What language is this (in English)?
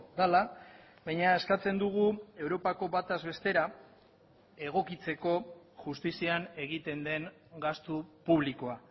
Basque